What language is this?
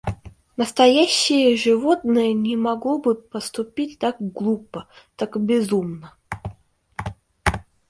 Russian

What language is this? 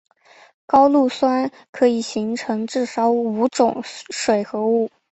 Chinese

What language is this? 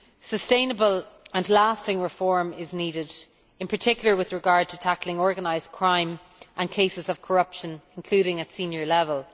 English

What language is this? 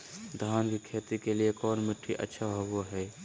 Magahi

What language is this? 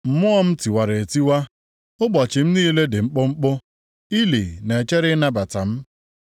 Igbo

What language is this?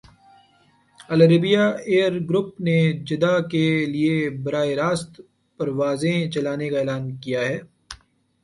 Urdu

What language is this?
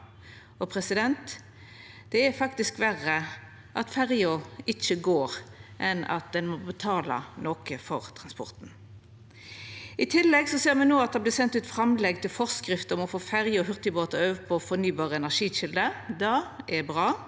Norwegian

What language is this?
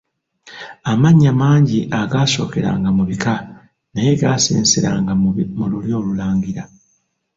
Ganda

